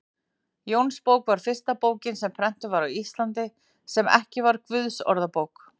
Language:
Icelandic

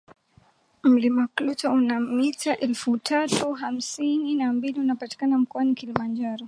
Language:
Swahili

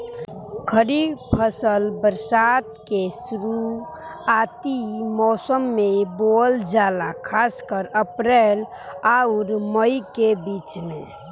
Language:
Bhojpuri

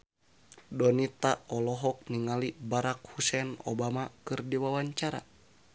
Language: Sundanese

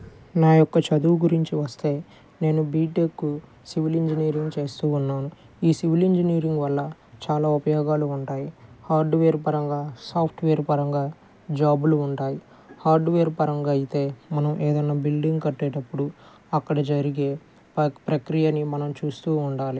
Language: Telugu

